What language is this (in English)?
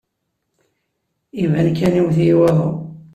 Kabyle